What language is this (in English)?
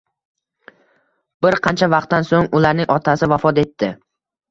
Uzbek